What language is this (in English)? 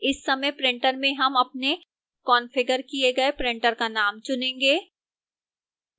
Hindi